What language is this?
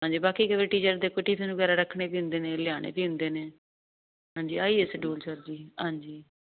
Punjabi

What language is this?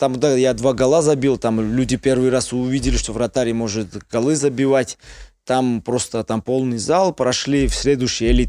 Russian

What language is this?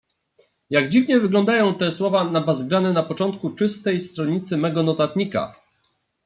Polish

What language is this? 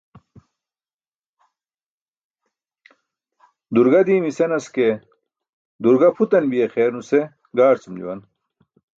Burushaski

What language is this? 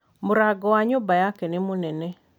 Kikuyu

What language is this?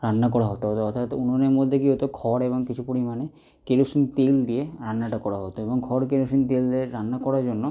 Bangla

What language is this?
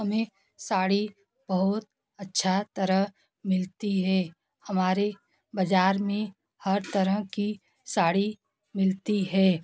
Hindi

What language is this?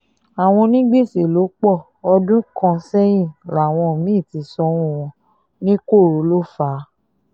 Yoruba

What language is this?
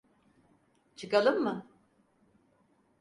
Turkish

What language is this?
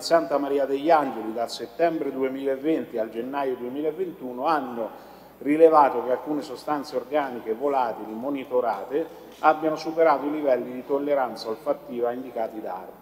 Italian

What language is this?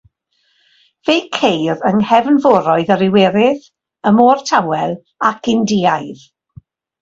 Welsh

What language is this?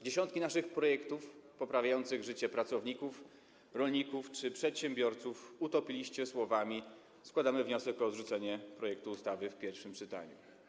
Polish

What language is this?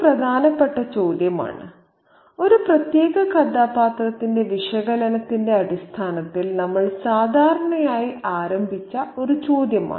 Malayalam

